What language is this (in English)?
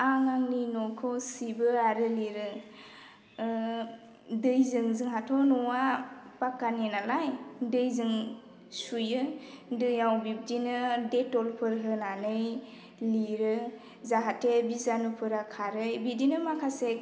Bodo